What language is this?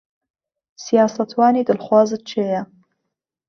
Central Kurdish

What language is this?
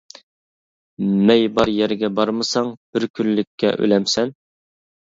Uyghur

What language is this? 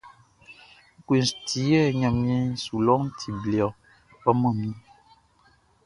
Baoulé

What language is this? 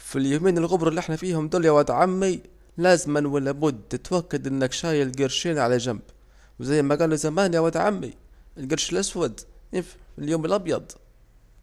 Saidi Arabic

